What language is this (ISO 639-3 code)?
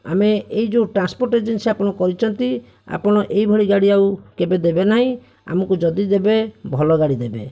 ori